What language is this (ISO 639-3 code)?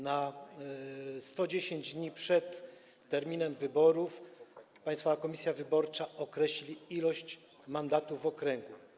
pol